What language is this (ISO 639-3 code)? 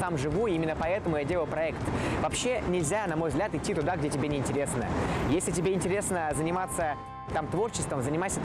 rus